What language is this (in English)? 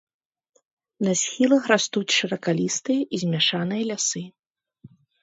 Belarusian